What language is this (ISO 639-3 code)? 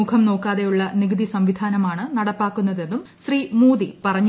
mal